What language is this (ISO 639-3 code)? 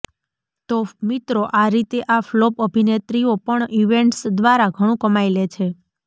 guj